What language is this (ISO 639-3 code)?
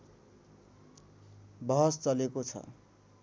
nep